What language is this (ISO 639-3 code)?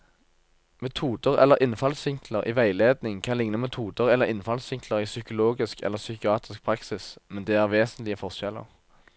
nor